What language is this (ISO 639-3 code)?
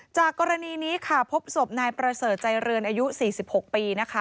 tha